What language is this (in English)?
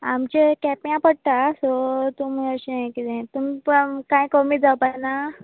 Konkani